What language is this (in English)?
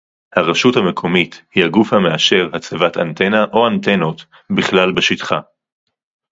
Hebrew